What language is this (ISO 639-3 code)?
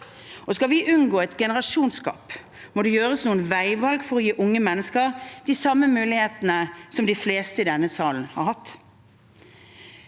nor